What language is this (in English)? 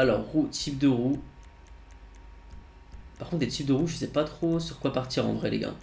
French